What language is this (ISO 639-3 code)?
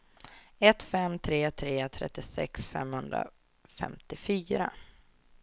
swe